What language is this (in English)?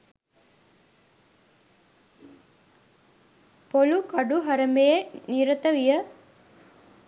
Sinhala